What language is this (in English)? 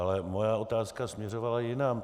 Czech